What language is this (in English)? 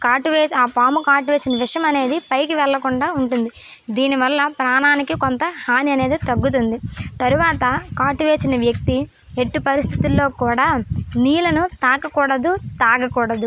Telugu